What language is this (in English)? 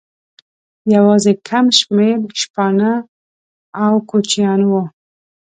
Pashto